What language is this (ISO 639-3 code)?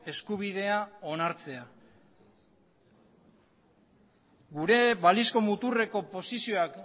eus